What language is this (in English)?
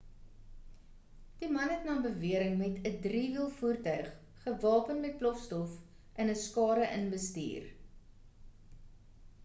Afrikaans